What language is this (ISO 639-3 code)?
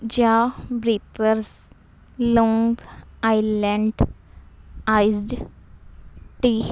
pan